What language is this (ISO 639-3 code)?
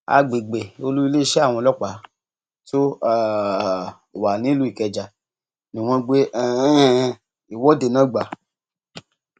yor